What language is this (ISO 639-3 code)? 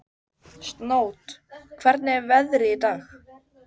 isl